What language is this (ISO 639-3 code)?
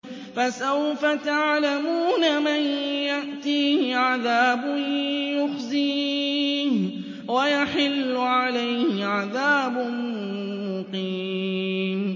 ara